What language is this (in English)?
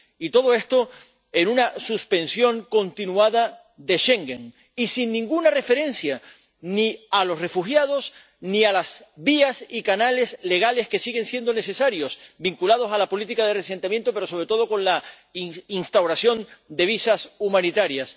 Spanish